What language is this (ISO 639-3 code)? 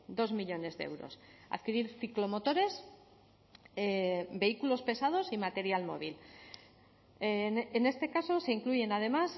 spa